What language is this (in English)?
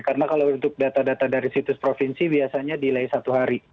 Indonesian